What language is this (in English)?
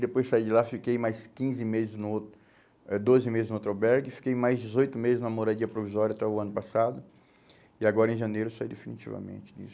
Portuguese